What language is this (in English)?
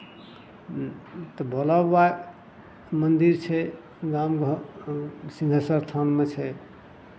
Maithili